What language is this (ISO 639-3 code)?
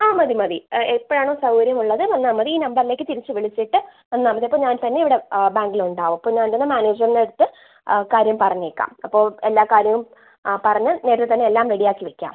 mal